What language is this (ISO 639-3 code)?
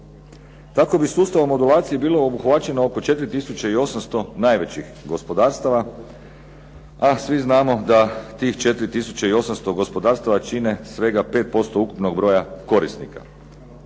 hrv